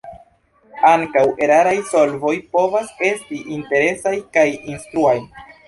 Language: Esperanto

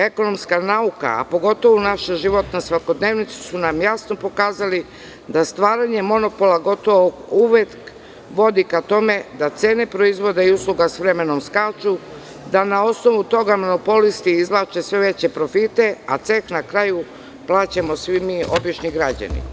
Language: Serbian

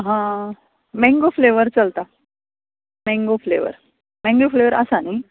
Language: Konkani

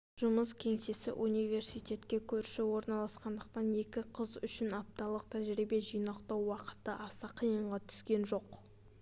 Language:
Kazakh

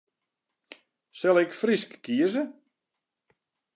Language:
Western Frisian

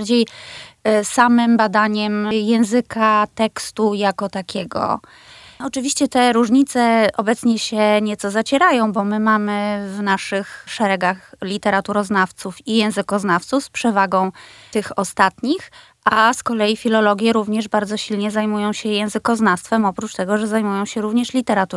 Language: Polish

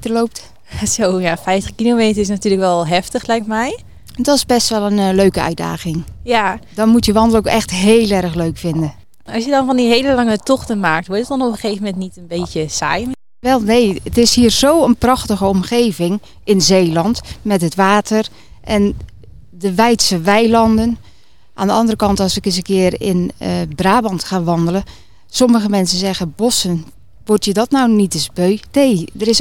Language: Dutch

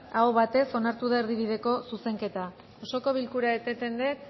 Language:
Basque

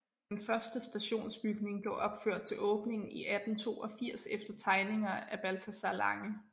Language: Danish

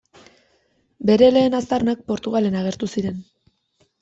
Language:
Basque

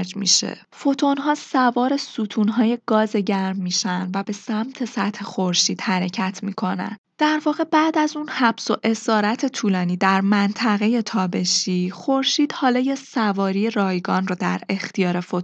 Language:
Persian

